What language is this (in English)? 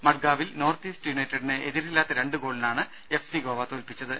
Malayalam